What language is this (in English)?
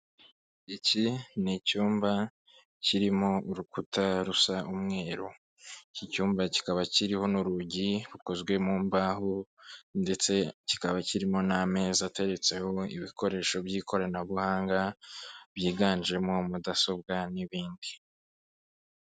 Kinyarwanda